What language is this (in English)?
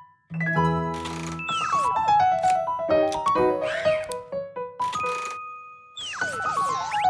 Dutch